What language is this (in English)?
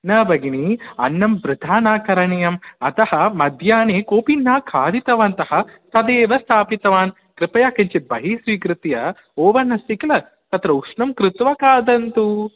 Sanskrit